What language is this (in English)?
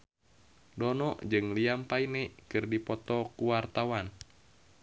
Sundanese